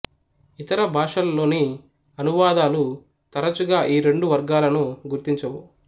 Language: Telugu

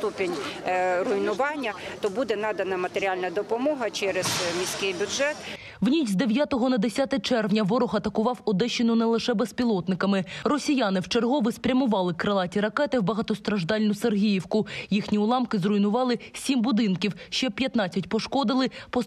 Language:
Ukrainian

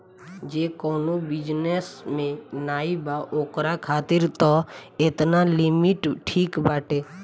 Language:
Bhojpuri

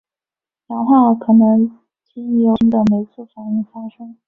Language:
Chinese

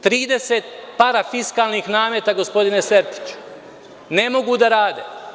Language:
Serbian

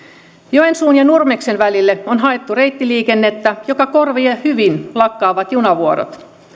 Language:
Finnish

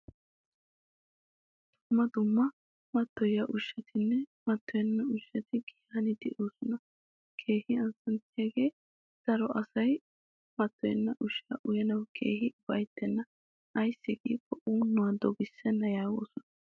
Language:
Wolaytta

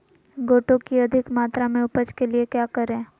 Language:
Magahi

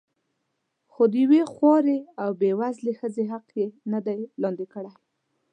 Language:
Pashto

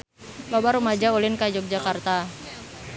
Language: Sundanese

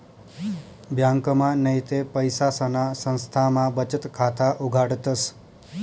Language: Marathi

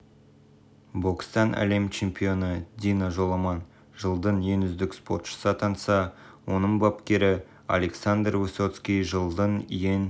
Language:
Kazakh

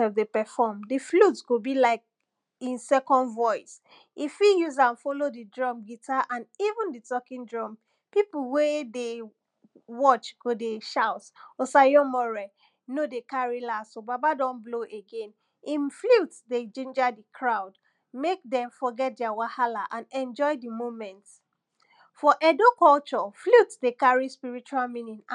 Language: Nigerian Pidgin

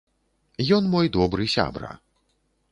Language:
Belarusian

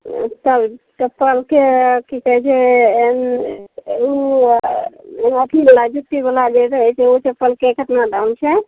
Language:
Maithili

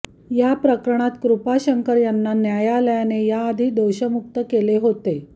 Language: Marathi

